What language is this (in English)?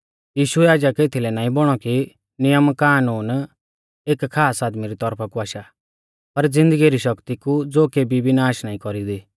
Mahasu Pahari